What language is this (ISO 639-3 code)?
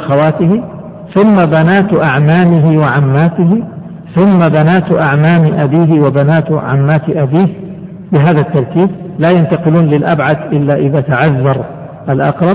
ara